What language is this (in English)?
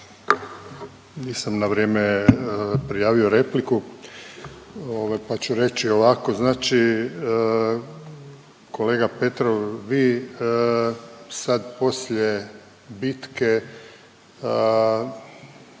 Croatian